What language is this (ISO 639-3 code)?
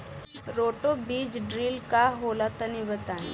bho